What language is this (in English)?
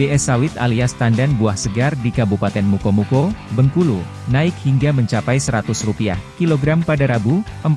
Indonesian